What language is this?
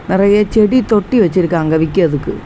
Tamil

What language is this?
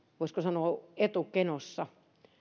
Finnish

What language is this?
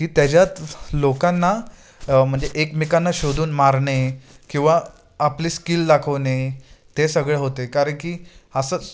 Marathi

